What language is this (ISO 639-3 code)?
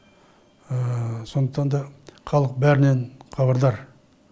kaz